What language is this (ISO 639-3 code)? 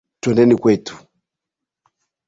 swa